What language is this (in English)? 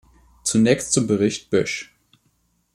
German